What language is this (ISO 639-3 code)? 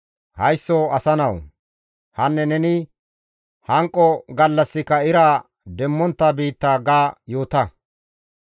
gmv